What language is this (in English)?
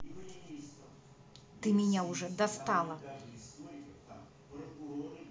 Russian